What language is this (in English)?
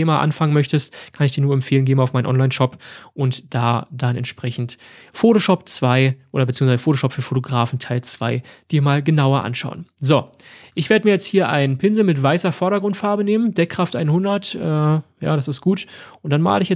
German